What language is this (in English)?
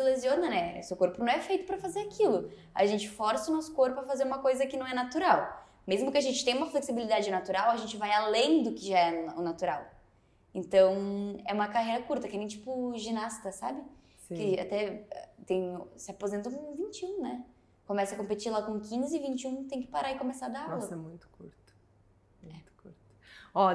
Portuguese